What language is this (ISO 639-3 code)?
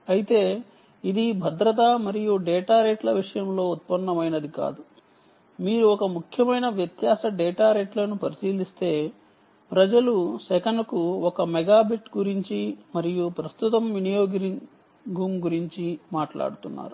tel